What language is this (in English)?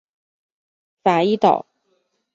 Chinese